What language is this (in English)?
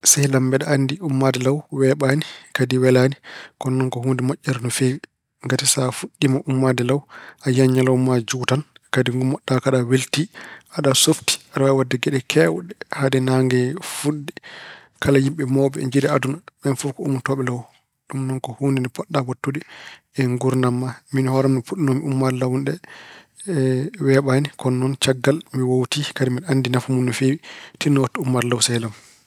Fula